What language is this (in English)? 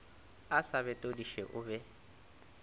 Northern Sotho